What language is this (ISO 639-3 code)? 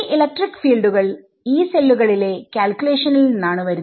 mal